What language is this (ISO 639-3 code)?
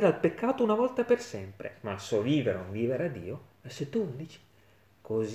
ita